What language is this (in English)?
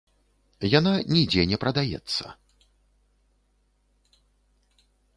Belarusian